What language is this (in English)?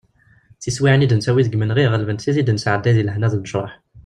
Kabyle